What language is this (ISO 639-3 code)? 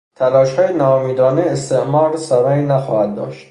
fas